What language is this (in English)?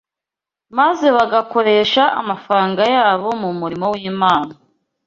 Kinyarwanda